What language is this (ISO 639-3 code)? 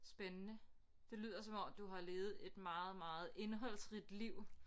dan